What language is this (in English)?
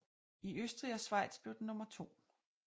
Danish